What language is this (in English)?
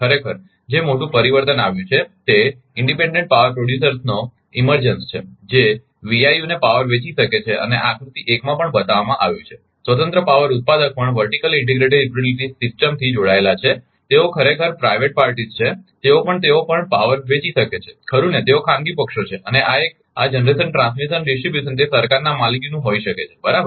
Gujarati